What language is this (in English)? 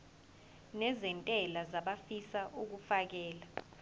Zulu